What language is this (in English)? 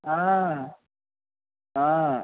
Telugu